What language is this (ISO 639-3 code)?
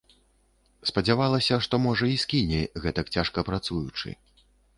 bel